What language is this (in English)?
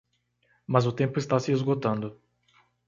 Portuguese